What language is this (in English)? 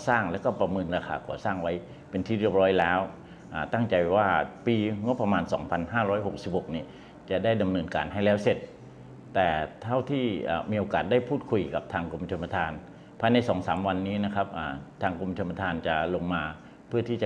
Thai